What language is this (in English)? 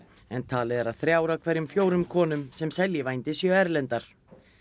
Icelandic